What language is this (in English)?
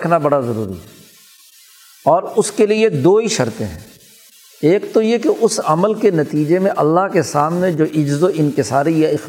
Urdu